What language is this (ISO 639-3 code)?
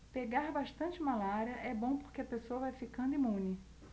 por